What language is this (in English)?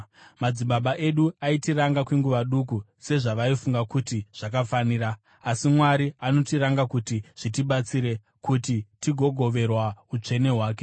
Shona